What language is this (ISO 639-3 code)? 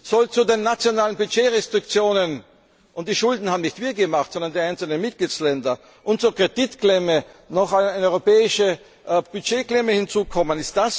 deu